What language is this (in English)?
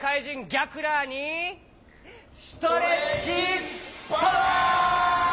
Japanese